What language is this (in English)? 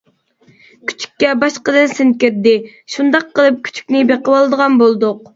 Uyghur